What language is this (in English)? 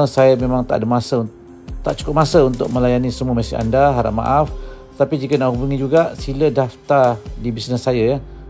Malay